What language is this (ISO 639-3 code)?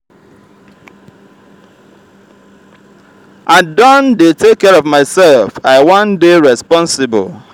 pcm